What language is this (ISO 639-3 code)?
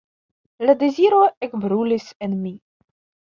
epo